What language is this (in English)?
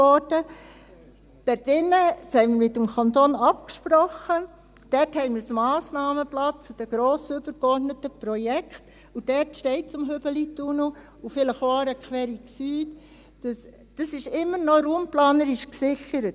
Swiss German